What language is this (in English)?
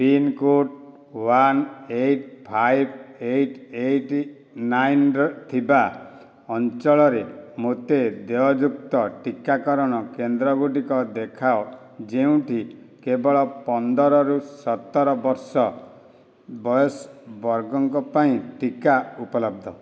Odia